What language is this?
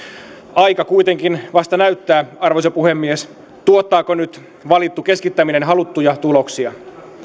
Finnish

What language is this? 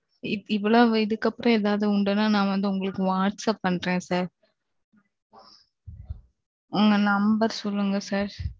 Tamil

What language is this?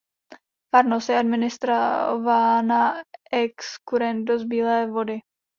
Czech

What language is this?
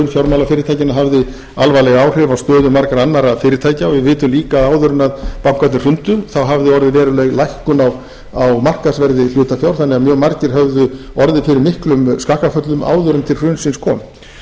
Icelandic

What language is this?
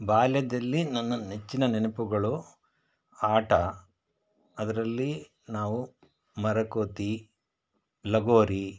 Kannada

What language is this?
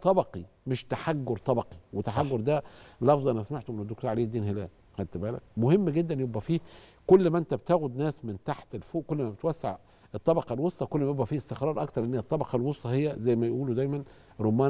Arabic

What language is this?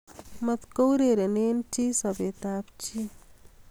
Kalenjin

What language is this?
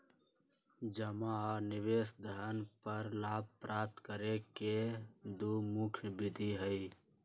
Magahi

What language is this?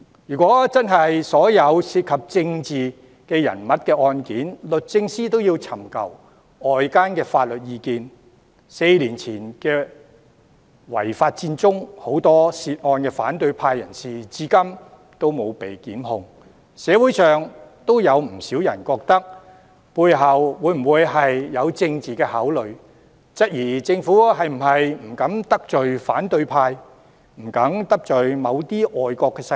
Cantonese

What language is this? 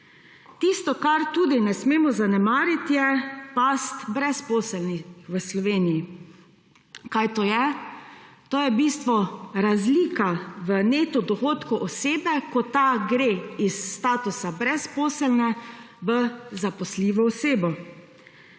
Slovenian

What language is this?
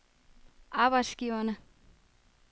Danish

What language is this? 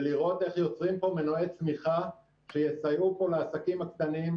Hebrew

